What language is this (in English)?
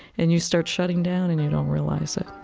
English